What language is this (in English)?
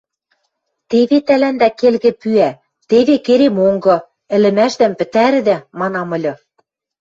Western Mari